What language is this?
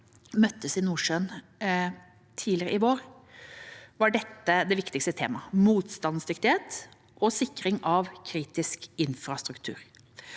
Norwegian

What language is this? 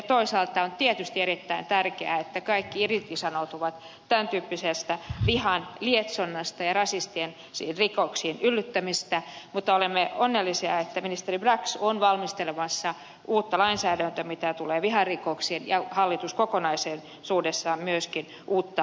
Finnish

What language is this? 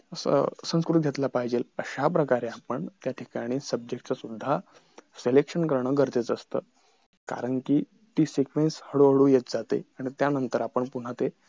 Marathi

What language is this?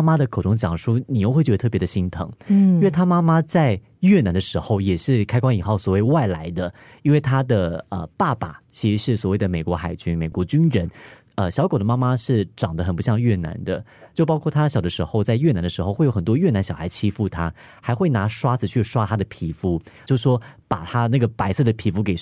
Chinese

